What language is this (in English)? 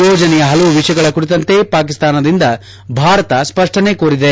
Kannada